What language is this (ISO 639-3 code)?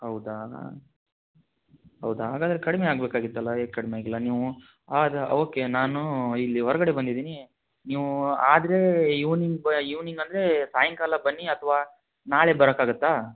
kan